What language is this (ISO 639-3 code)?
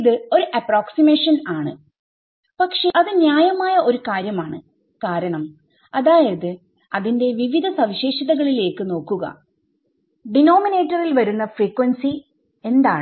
mal